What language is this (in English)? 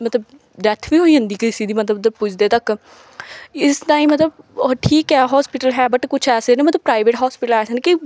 Dogri